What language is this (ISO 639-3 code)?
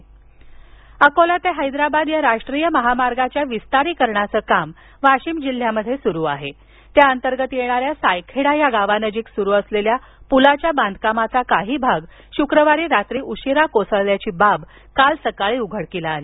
mar